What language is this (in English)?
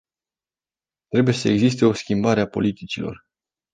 Romanian